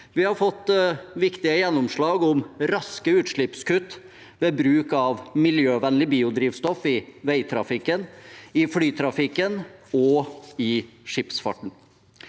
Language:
Norwegian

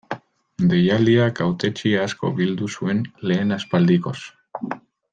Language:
Basque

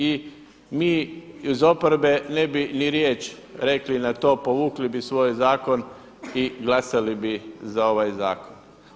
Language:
Croatian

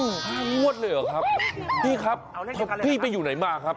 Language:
Thai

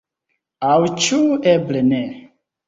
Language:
Esperanto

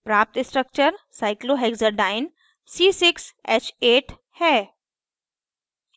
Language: Hindi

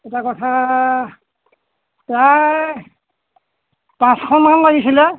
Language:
Assamese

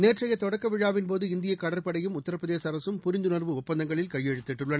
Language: Tamil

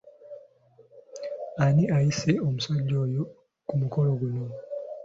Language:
Ganda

